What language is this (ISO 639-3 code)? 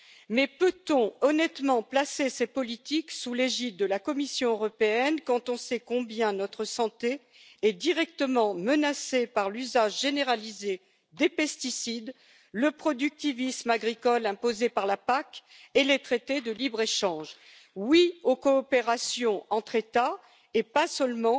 fra